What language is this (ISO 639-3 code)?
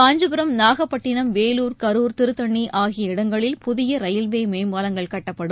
tam